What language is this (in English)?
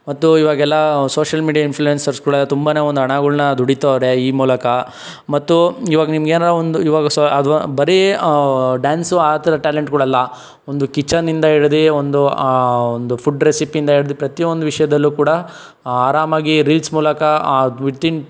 Kannada